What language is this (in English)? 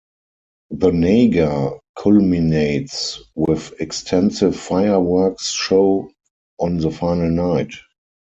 English